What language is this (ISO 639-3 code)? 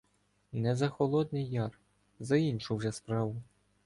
ukr